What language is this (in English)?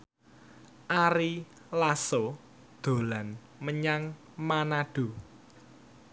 Javanese